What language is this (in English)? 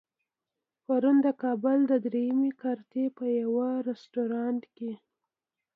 Pashto